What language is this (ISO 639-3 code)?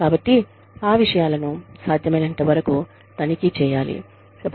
tel